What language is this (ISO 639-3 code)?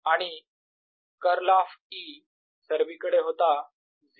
mar